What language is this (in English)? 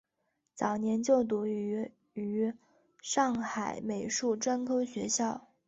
Chinese